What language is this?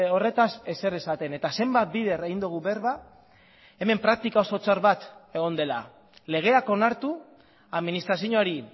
Basque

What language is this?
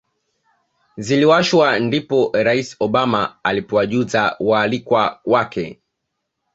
Swahili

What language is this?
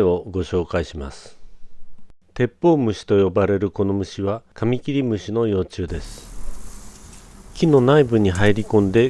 Japanese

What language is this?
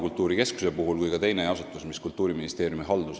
Estonian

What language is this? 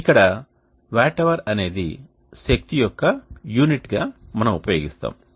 Telugu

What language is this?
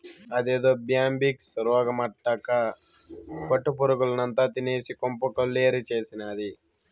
Telugu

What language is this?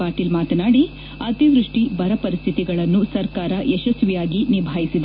Kannada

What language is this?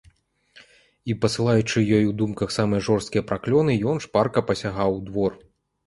Belarusian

